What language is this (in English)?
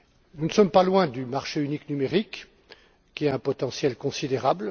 French